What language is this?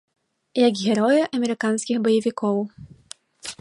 Belarusian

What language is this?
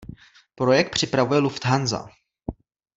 Czech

